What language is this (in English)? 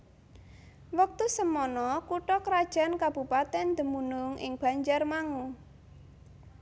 Javanese